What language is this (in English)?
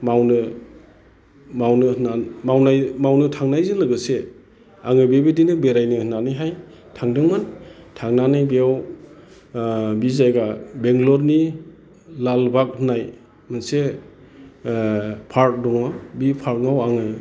Bodo